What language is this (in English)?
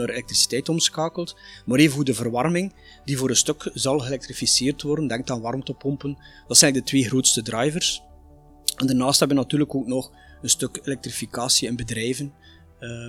Dutch